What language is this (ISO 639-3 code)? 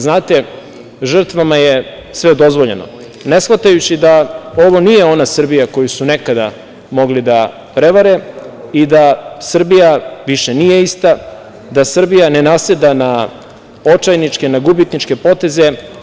srp